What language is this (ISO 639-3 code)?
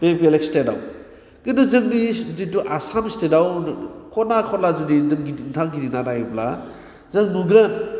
brx